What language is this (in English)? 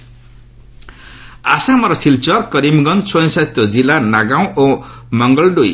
Odia